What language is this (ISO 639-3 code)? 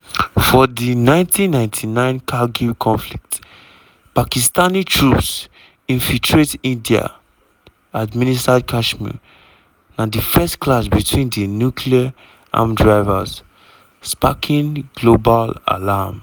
pcm